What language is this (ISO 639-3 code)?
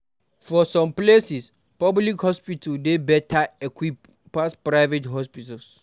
pcm